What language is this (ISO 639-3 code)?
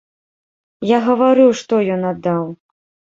bel